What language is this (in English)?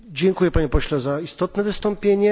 Polish